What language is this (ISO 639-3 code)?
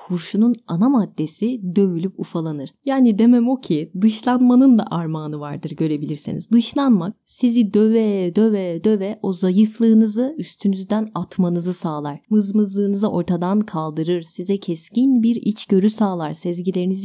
tur